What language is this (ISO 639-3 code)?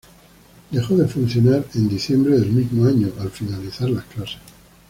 spa